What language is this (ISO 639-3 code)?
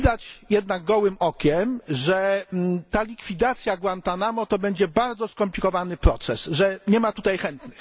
pol